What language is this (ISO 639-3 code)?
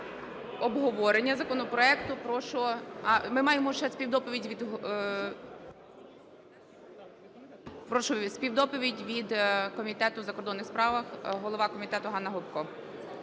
ukr